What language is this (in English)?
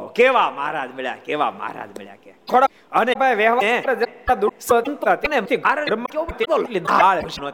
Gujarati